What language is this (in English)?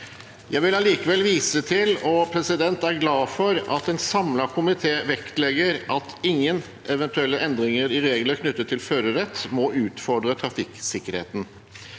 Norwegian